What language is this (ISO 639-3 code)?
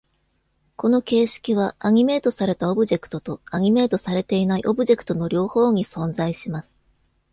jpn